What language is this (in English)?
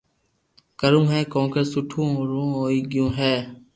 Loarki